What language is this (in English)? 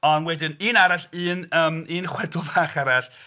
Welsh